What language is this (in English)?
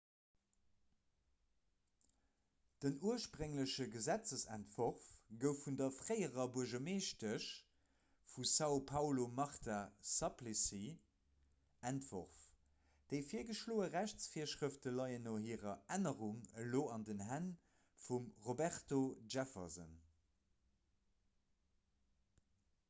Luxembourgish